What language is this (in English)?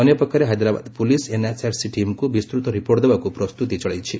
Odia